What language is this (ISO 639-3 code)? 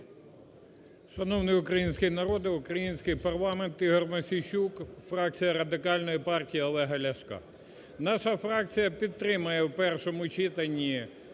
ukr